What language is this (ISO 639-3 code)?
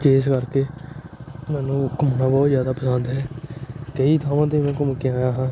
pan